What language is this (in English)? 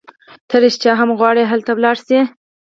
Pashto